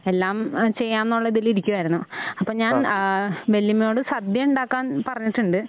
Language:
Malayalam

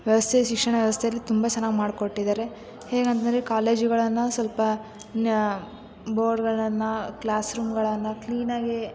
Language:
Kannada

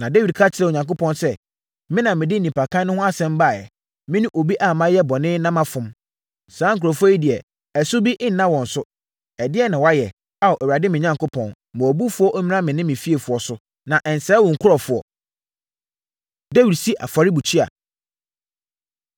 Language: Akan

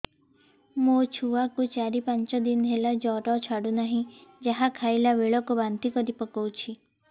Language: Odia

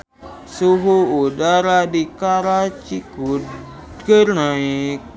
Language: Sundanese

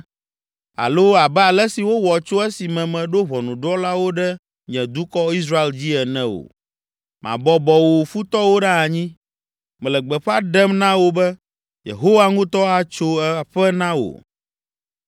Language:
Ewe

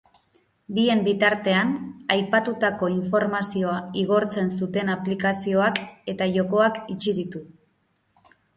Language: Basque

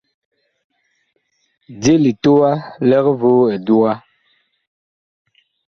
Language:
Bakoko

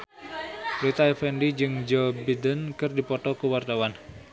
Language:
Sundanese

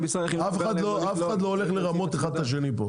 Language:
Hebrew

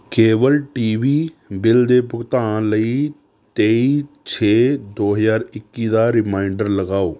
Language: Punjabi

